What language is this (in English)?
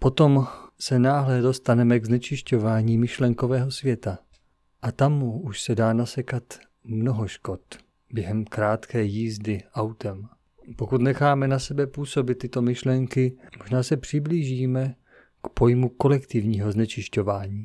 Czech